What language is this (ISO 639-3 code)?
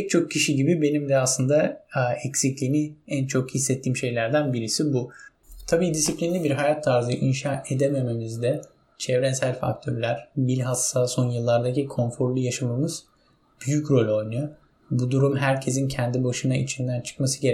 tur